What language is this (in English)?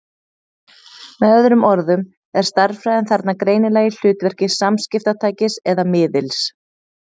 Icelandic